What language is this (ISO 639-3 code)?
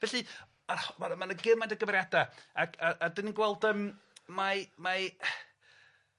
cym